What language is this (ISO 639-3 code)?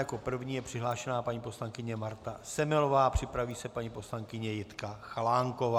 ces